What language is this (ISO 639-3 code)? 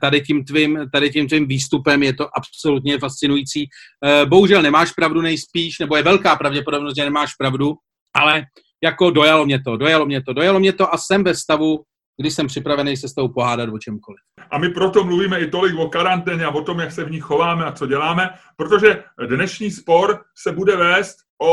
ces